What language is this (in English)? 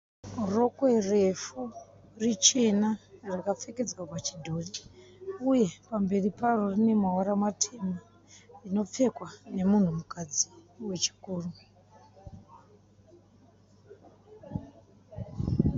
Shona